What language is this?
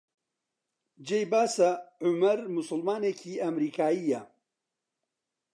Central Kurdish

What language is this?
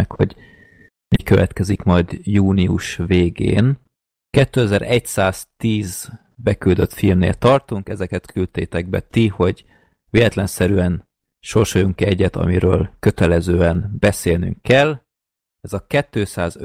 Hungarian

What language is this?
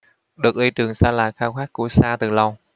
Vietnamese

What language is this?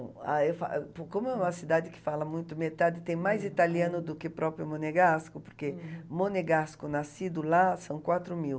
Portuguese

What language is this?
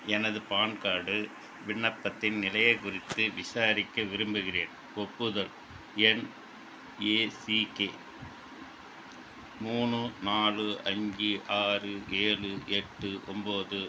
Tamil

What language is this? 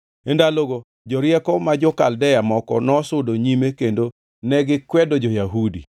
Luo (Kenya and Tanzania)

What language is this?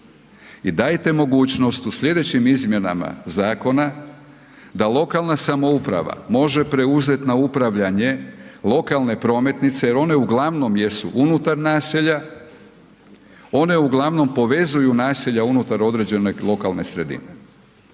Croatian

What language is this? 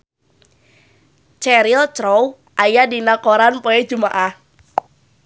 Sundanese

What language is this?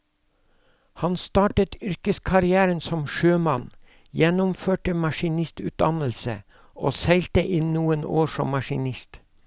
Norwegian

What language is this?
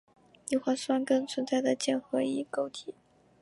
Chinese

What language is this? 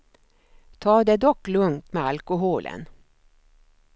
Swedish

